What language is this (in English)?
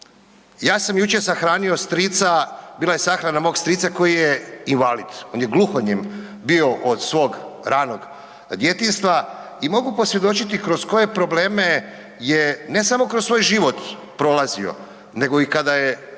Croatian